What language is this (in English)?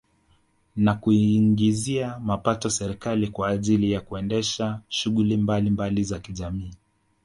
Swahili